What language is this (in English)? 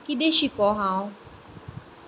Konkani